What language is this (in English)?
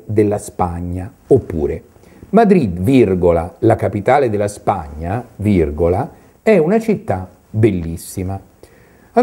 Italian